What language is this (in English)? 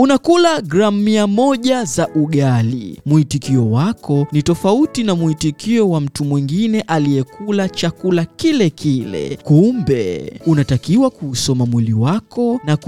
Swahili